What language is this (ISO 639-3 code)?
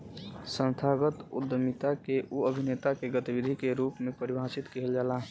bho